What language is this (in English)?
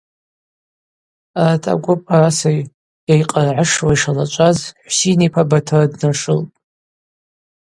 Abaza